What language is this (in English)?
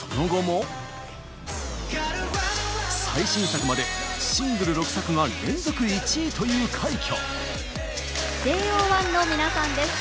Japanese